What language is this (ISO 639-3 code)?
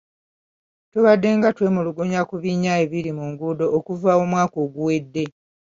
lug